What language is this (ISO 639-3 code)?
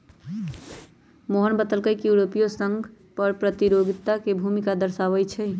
mag